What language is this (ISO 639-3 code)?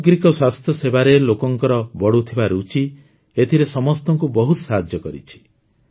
ori